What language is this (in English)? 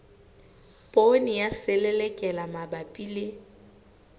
Southern Sotho